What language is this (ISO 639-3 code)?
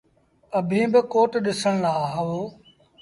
sbn